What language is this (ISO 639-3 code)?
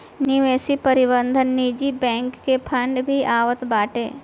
bho